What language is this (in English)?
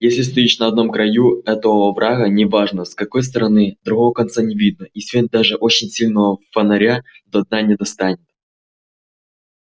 Russian